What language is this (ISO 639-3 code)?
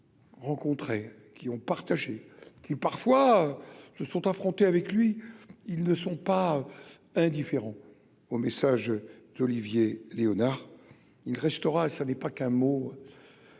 fra